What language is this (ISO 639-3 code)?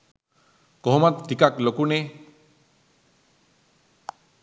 sin